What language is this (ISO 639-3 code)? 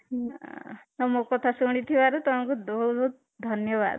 ori